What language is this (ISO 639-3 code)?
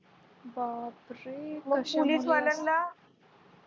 mar